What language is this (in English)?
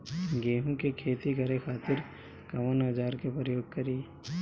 Bhojpuri